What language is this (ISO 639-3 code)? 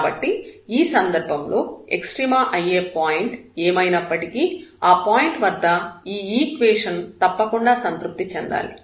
tel